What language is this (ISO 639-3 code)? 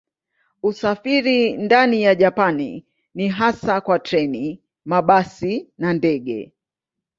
swa